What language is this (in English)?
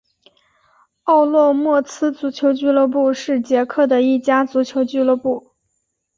Chinese